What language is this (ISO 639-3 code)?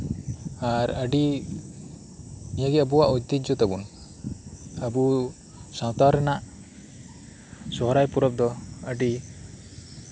sat